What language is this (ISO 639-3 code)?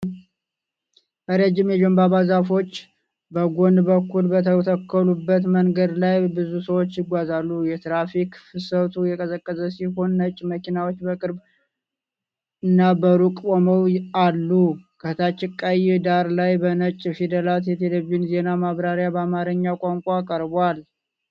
amh